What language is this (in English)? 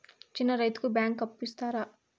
Telugu